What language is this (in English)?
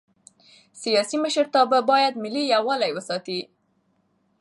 Pashto